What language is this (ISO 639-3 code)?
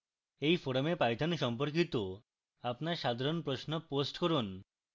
ben